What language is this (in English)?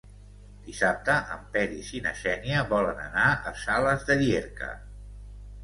Catalan